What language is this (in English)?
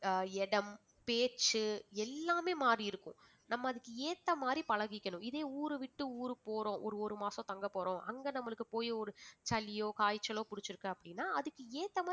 Tamil